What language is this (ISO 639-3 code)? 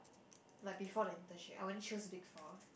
eng